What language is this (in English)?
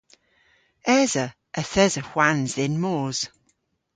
Cornish